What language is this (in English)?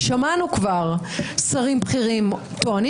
Hebrew